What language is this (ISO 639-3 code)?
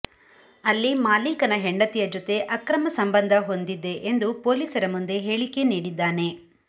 kan